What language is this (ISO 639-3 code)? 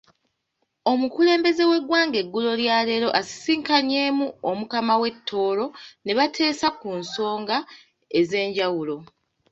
lug